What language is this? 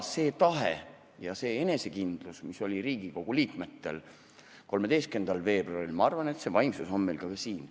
Estonian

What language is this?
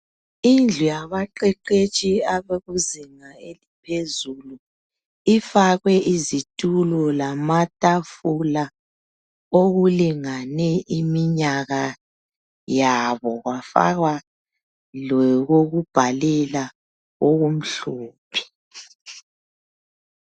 North Ndebele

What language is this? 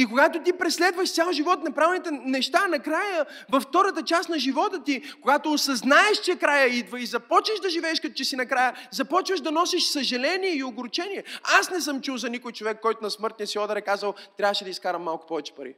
Bulgarian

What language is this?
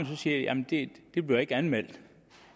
Danish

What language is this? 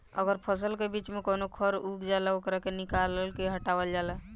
Bhojpuri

